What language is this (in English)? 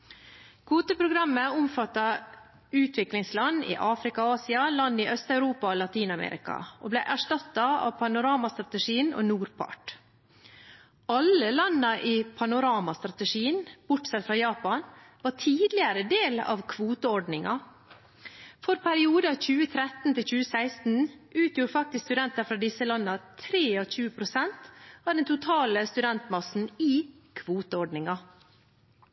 Norwegian Bokmål